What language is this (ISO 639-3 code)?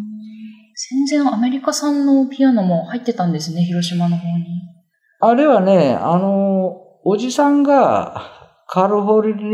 jpn